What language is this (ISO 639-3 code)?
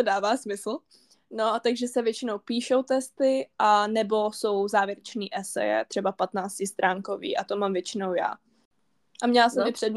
ces